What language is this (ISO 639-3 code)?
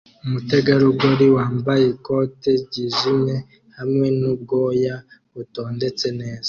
kin